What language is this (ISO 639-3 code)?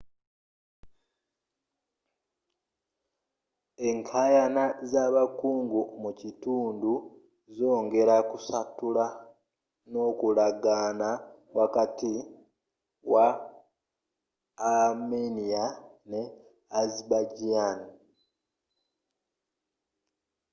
lug